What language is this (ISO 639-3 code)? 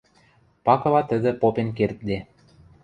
mrj